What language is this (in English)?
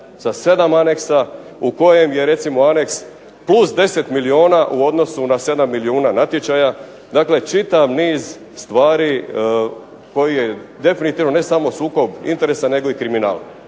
Croatian